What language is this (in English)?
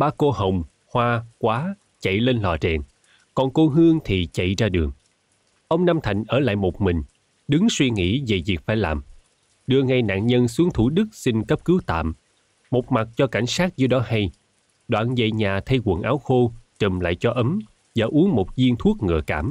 Vietnamese